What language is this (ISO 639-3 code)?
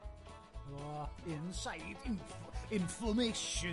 cym